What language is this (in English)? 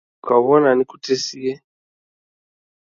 Taita